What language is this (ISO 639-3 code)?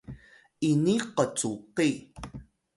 tay